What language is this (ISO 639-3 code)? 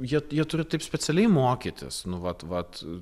lit